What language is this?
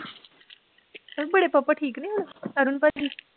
Punjabi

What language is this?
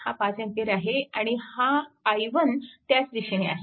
Marathi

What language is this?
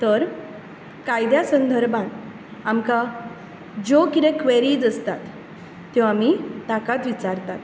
Konkani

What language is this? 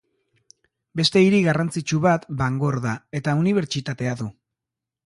Basque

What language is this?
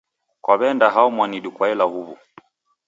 Taita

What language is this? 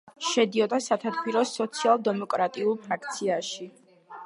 Georgian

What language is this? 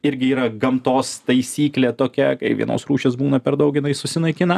Lithuanian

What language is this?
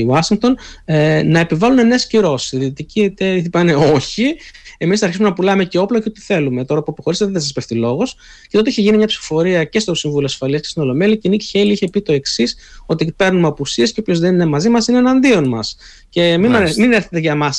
Greek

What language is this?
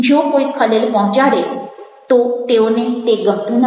Gujarati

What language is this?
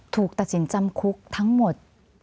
Thai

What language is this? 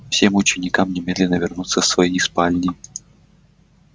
Russian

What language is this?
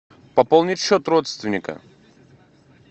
Russian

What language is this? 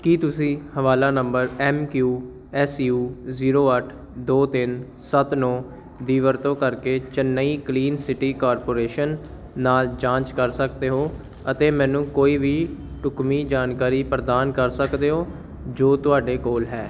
Punjabi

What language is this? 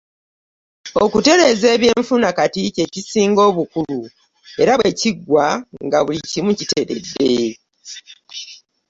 Ganda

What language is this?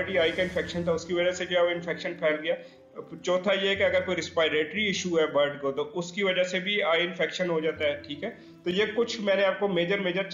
Hindi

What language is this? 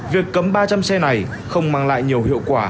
Vietnamese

